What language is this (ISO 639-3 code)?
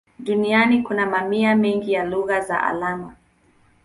swa